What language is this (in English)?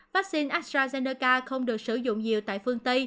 Vietnamese